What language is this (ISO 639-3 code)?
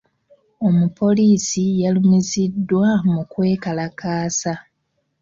lug